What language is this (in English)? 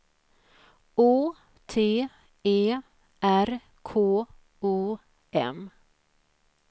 Swedish